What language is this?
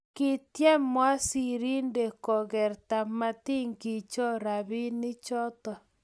Kalenjin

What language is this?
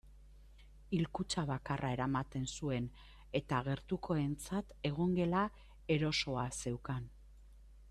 Basque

